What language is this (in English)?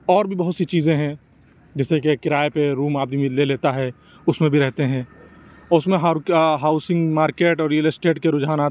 Urdu